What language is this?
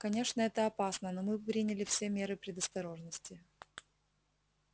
Russian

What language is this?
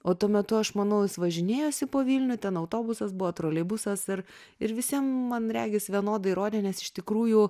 Lithuanian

